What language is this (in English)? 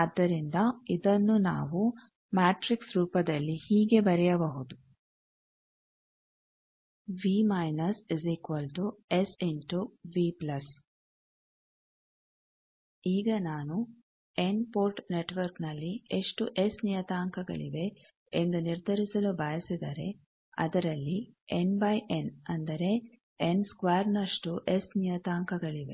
Kannada